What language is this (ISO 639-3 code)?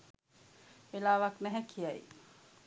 sin